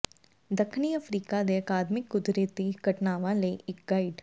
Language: Punjabi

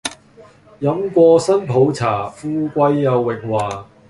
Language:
Cantonese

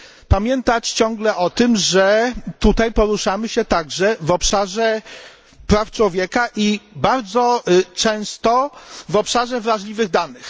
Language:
Polish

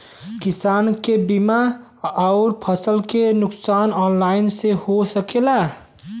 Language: Bhojpuri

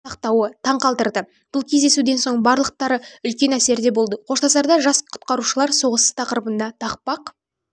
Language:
Kazakh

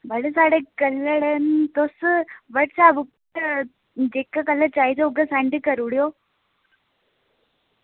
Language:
Dogri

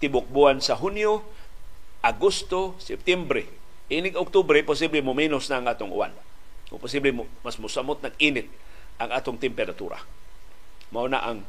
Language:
Filipino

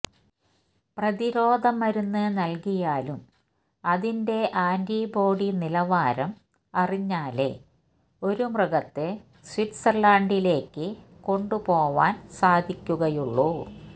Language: Malayalam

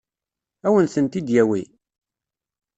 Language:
Kabyle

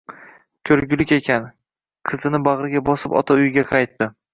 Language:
Uzbek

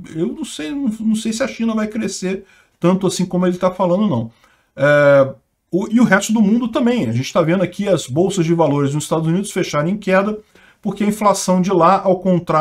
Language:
Portuguese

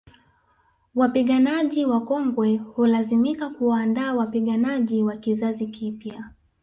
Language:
Swahili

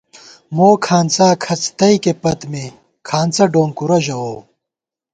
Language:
Gawar-Bati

